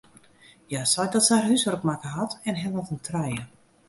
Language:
Western Frisian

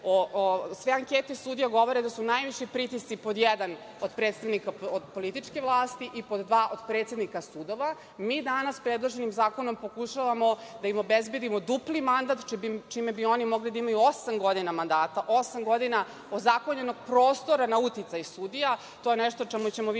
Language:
Serbian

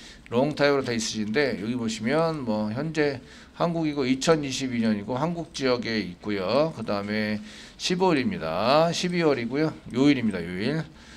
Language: Korean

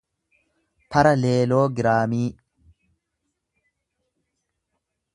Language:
Oromo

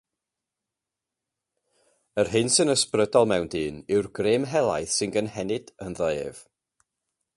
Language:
Welsh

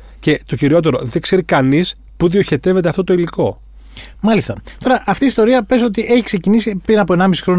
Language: Greek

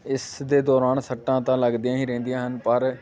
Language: Punjabi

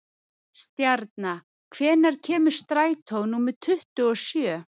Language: Icelandic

